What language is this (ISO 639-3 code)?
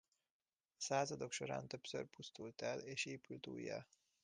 hun